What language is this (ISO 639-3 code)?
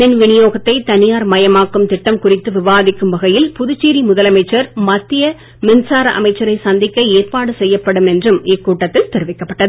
tam